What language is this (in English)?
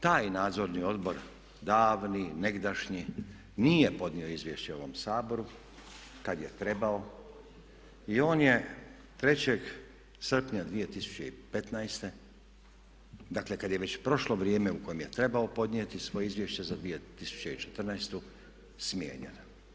Croatian